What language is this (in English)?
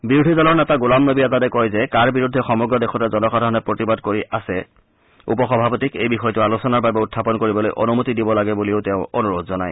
Assamese